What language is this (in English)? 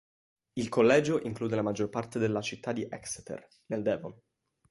Italian